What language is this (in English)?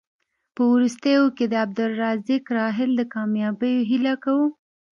Pashto